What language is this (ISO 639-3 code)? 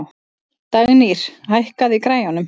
isl